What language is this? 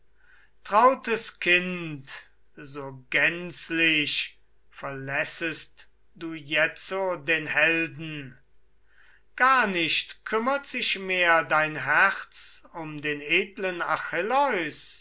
German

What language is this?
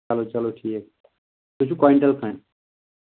Kashmiri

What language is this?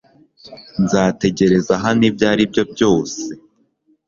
Kinyarwanda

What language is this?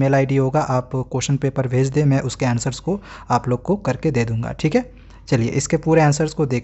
Hindi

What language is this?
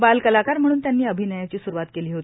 Marathi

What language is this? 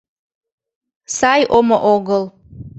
Mari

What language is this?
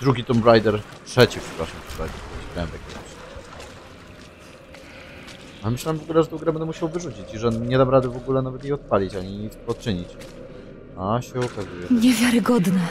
Polish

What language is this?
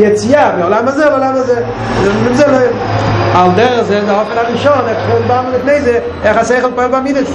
Hebrew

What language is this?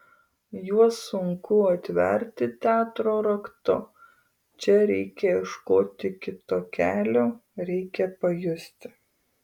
Lithuanian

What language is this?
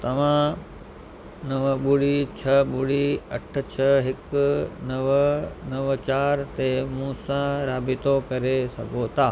Sindhi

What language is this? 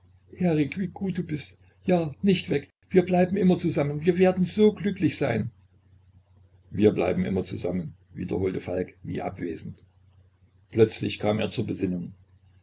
German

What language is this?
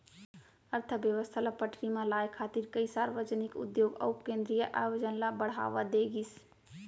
Chhattisgarhi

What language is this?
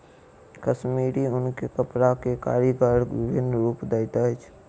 Maithili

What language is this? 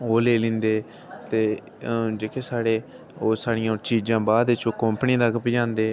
Dogri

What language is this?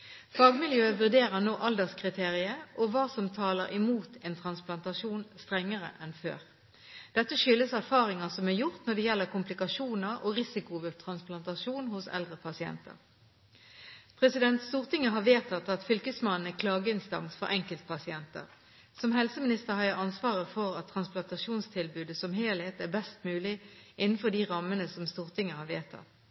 Norwegian Bokmål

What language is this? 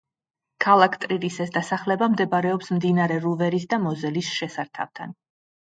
Georgian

